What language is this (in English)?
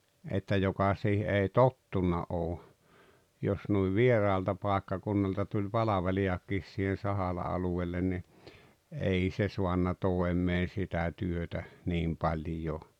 Finnish